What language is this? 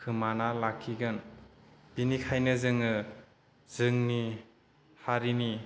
Bodo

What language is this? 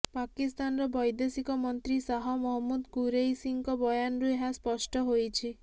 Odia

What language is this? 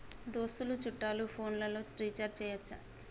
Telugu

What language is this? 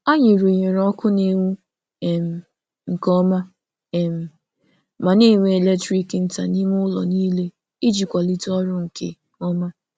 Igbo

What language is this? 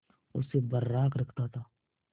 Hindi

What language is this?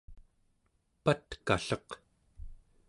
Central Yupik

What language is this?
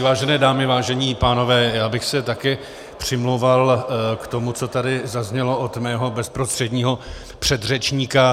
Czech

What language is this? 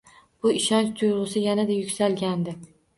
Uzbek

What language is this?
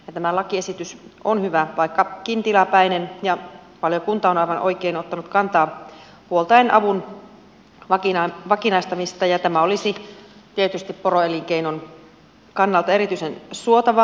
Finnish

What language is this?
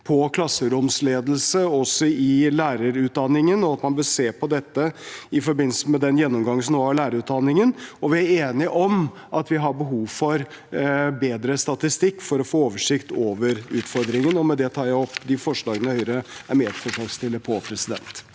Norwegian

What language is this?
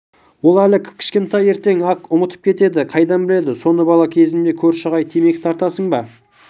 Kazakh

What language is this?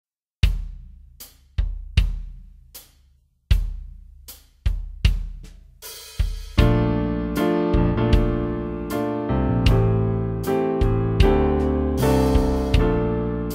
Korean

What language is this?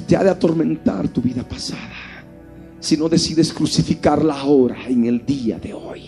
Spanish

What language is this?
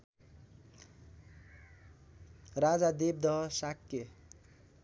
Nepali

